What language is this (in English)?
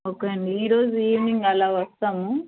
Telugu